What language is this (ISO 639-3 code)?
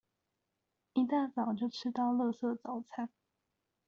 zho